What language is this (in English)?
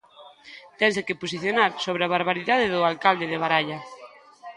Galician